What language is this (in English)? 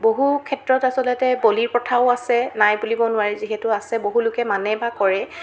Assamese